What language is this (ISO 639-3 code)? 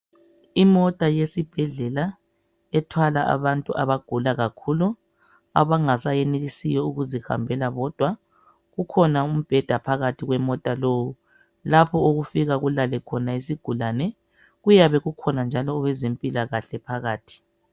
nde